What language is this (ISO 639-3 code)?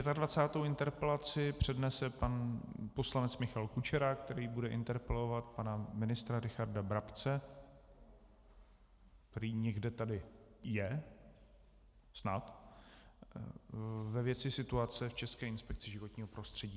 ces